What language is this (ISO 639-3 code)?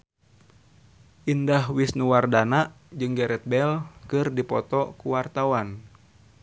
sun